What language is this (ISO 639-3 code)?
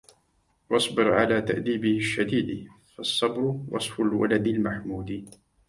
ara